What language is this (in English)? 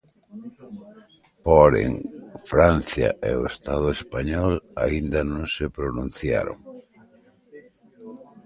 Galician